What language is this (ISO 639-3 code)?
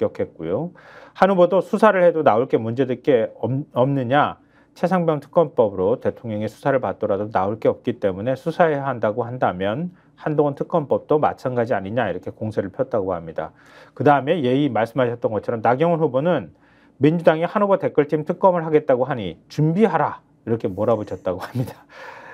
kor